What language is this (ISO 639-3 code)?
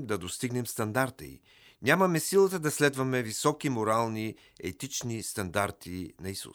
bul